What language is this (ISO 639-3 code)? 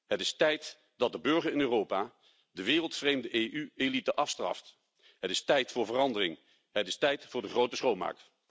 nld